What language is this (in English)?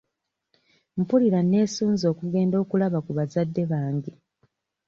Ganda